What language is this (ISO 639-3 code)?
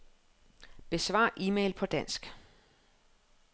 dan